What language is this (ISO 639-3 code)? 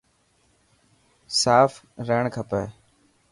mki